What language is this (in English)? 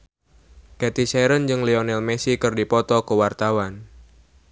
Sundanese